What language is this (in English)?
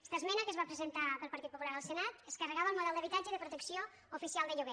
Catalan